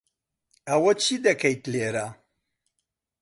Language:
Central Kurdish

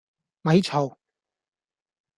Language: Cantonese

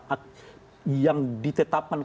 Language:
Indonesian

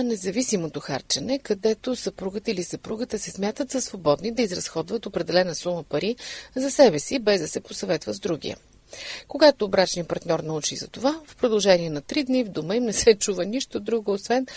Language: Bulgarian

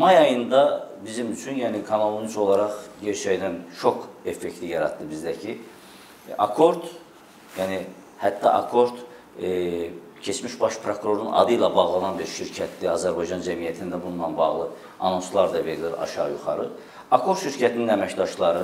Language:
Turkish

